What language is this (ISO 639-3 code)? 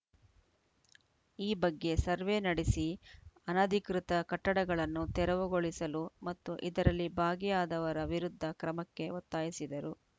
kan